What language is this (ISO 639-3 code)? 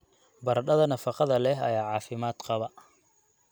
som